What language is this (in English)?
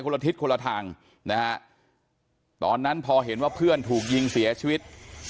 Thai